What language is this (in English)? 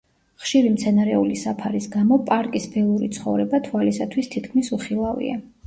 Georgian